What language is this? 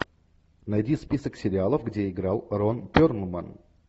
Russian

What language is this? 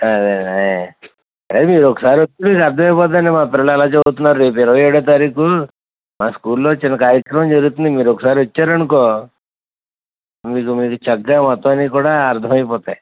Telugu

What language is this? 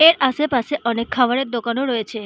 Bangla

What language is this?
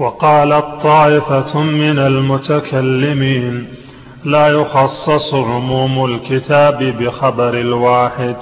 Arabic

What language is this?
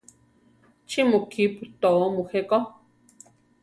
Central Tarahumara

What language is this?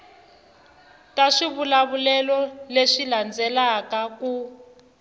Tsonga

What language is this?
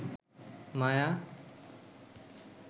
Bangla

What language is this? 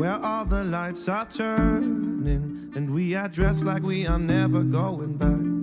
Polish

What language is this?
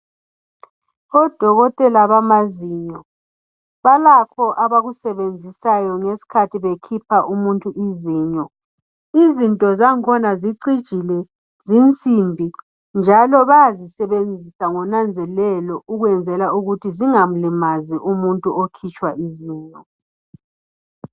North Ndebele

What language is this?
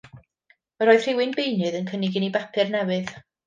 Welsh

